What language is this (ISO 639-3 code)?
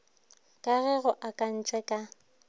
nso